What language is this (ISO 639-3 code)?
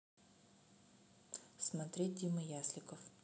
rus